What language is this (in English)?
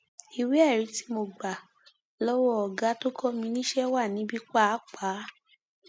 Yoruba